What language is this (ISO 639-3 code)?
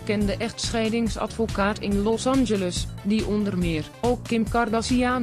nld